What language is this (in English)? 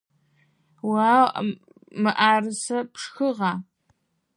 Adyghe